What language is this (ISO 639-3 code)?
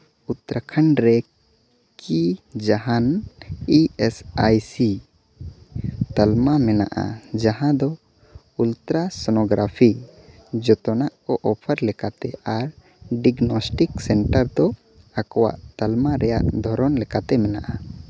sat